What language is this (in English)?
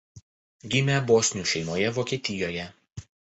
Lithuanian